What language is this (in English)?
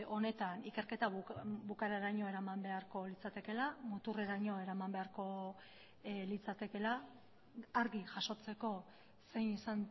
Basque